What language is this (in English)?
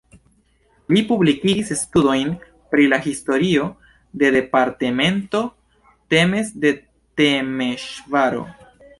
Esperanto